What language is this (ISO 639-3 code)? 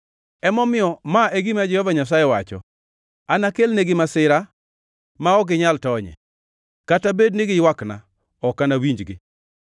luo